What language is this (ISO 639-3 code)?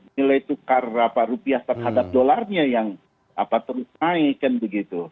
ind